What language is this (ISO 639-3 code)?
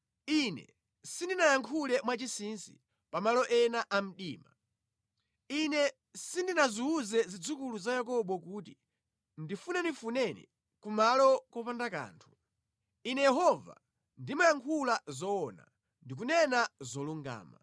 nya